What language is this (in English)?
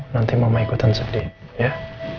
Indonesian